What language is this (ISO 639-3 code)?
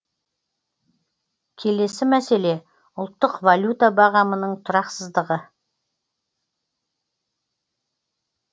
kaz